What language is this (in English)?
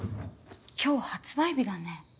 Japanese